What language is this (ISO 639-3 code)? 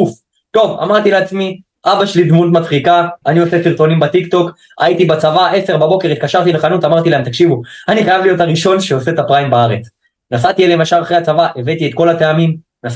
heb